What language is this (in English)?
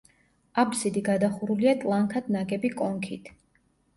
Georgian